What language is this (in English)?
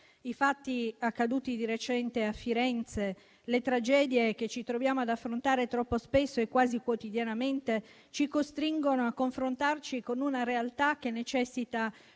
Italian